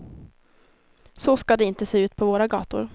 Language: Swedish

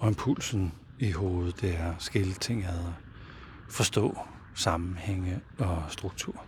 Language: Danish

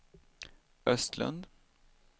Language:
Swedish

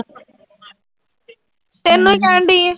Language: Punjabi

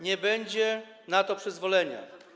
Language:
Polish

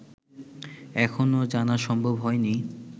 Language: Bangla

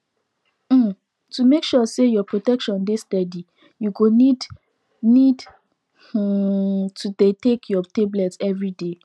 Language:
Nigerian Pidgin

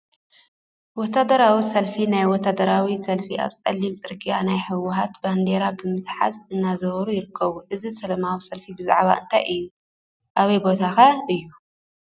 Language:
Tigrinya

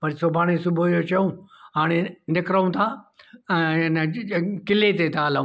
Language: Sindhi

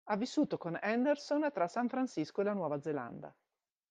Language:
Italian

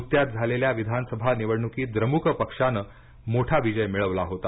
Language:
Marathi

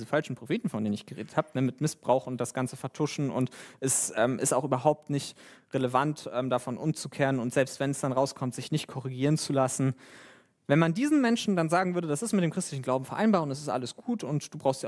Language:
German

